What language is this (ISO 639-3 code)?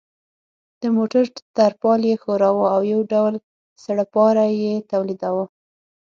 pus